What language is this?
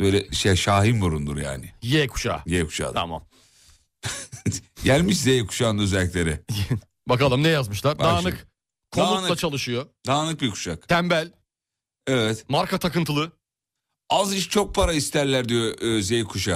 Turkish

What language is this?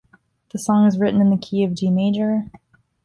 English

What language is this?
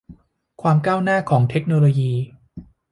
Thai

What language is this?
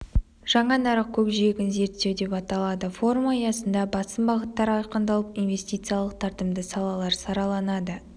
Kazakh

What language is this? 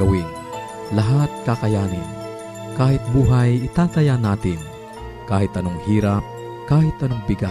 Filipino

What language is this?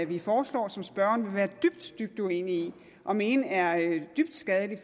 Danish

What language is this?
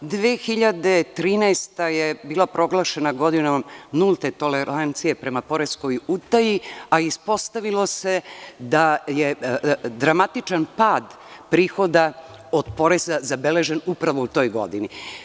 Serbian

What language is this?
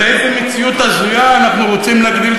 Hebrew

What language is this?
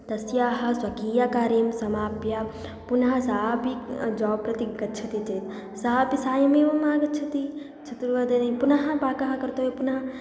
Sanskrit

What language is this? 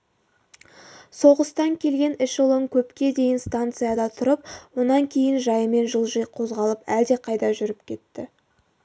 Kazakh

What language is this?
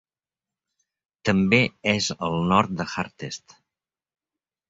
Catalan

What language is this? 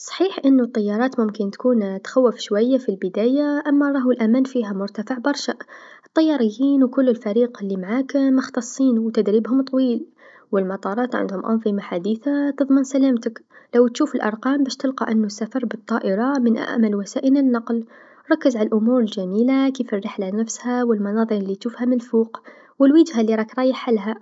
Tunisian Arabic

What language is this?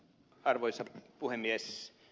Finnish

